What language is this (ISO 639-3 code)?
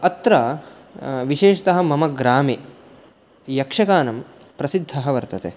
san